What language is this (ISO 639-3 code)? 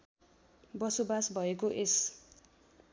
nep